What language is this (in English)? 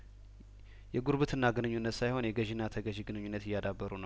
Amharic